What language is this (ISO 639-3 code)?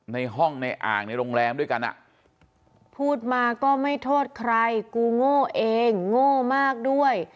tha